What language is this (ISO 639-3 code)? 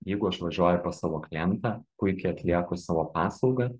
lit